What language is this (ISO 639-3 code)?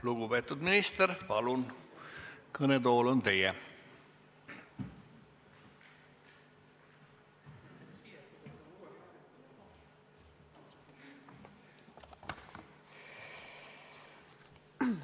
est